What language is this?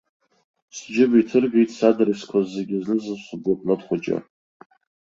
Abkhazian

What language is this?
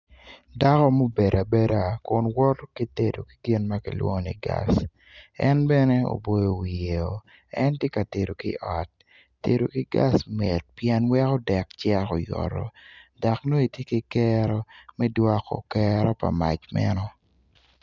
Acoli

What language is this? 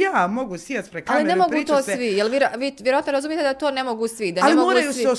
Croatian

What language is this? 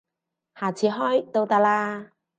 Cantonese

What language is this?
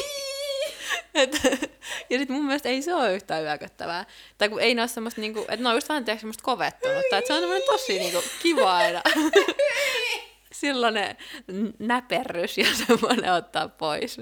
Finnish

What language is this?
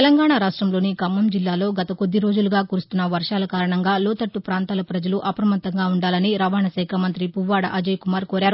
Telugu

